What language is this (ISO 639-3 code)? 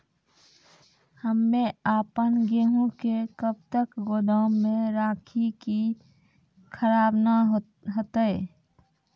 mai